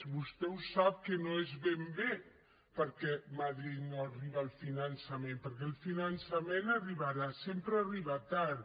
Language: Catalan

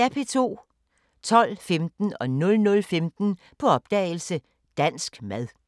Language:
Danish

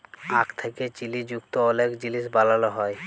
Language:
Bangla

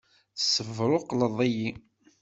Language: Kabyle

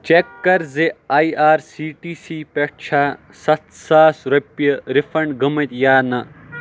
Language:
Kashmiri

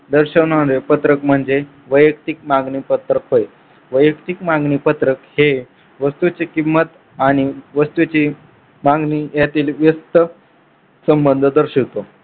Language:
Marathi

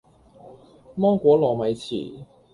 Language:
Cantonese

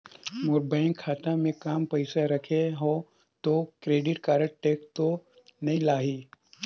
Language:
Chhattisgarhi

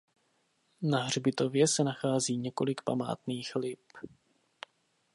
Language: Czech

